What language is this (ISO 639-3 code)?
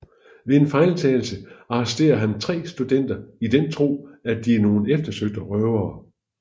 dan